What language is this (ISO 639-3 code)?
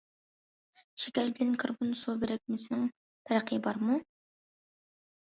uig